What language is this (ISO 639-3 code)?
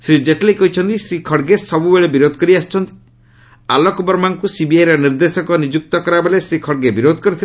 ori